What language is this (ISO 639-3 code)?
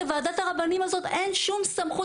heb